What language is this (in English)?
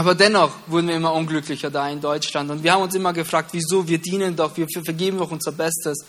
German